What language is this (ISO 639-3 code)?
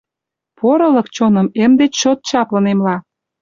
chm